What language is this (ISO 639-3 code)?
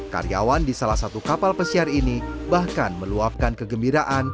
ind